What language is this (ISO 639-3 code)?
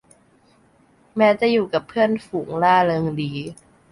tha